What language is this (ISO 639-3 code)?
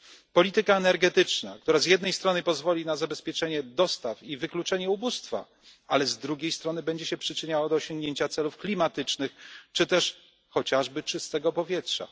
pol